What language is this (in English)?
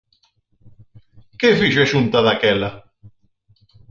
Galician